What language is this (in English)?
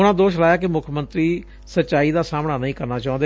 Punjabi